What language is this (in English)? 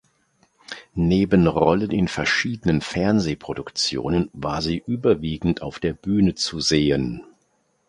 German